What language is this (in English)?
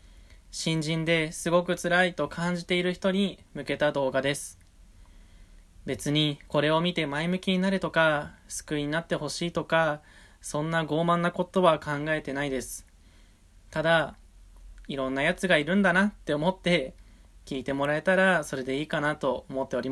Japanese